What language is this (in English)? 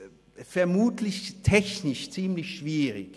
Swiss German